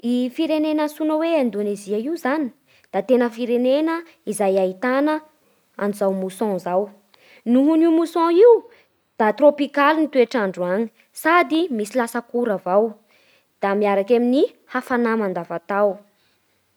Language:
Bara Malagasy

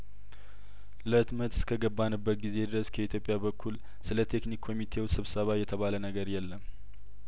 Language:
Amharic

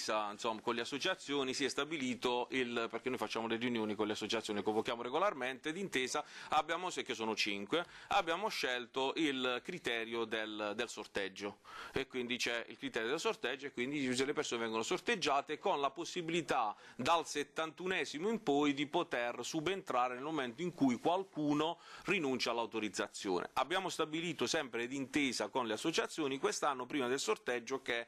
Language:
Italian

